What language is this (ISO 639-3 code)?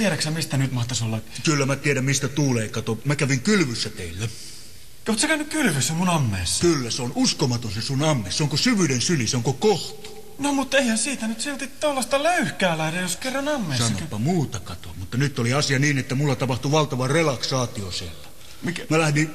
fin